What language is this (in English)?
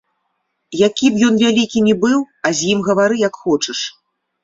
Belarusian